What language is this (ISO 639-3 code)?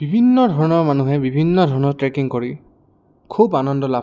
asm